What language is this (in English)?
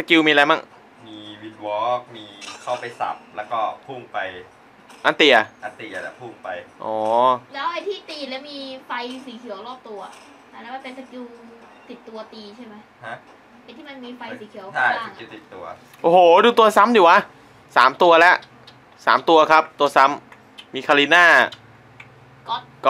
Thai